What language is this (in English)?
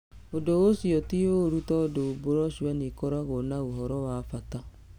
Kikuyu